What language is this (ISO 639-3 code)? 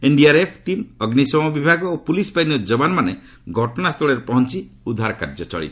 ori